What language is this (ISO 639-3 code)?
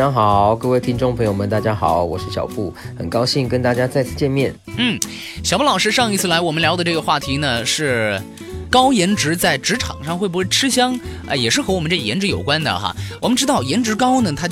zho